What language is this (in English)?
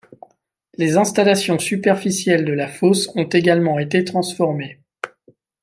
French